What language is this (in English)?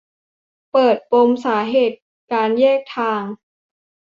Thai